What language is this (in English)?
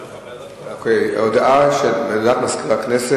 Hebrew